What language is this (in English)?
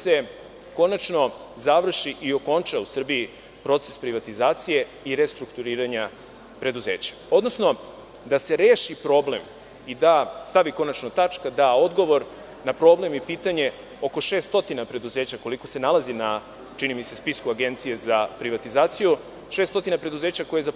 Serbian